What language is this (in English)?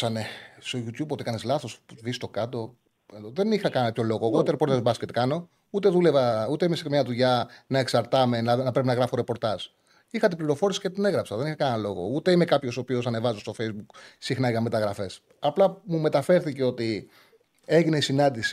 Greek